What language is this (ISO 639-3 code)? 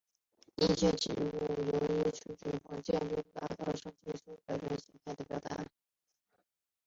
zho